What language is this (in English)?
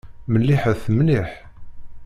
Kabyle